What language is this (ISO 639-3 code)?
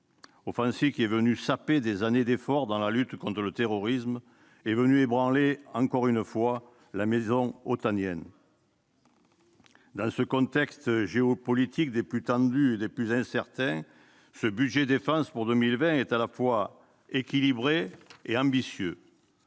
fra